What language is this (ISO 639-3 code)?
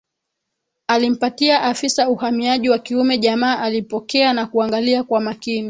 swa